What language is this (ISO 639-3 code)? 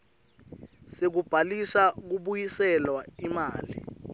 ssw